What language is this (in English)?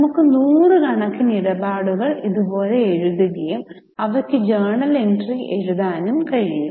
Malayalam